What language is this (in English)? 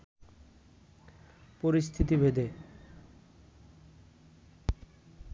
Bangla